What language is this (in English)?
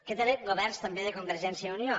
Catalan